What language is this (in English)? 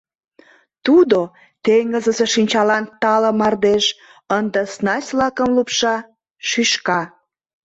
Mari